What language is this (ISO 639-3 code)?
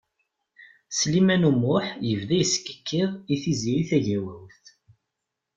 kab